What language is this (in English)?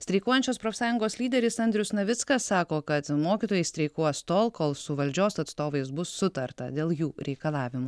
Lithuanian